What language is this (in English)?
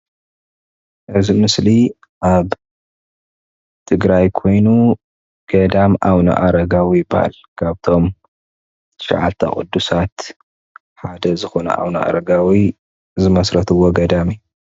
Tigrinya